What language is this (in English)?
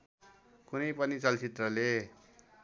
Nepali